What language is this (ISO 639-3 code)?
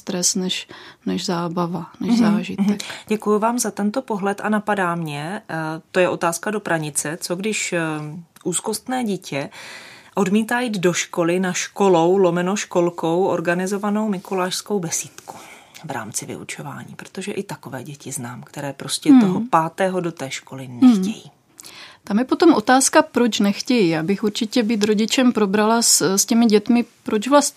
ces